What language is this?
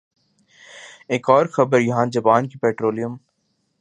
Urdu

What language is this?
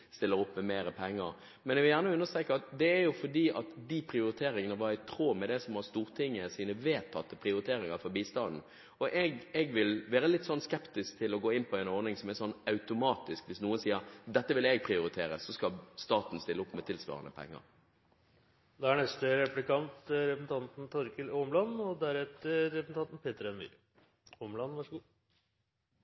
Norwegian Bokmål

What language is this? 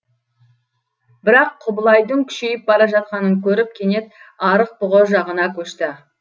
Kazakh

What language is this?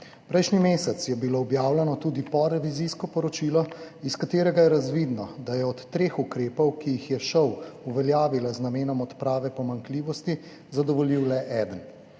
Slovenian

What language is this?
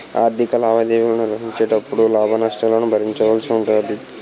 Telugu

